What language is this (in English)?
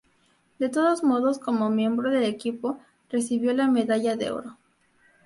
Spanish